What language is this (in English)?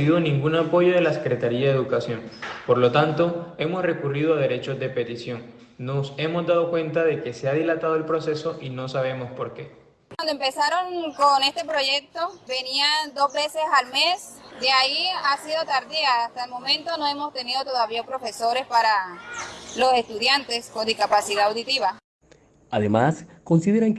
Spanish